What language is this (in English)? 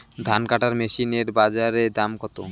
Bangla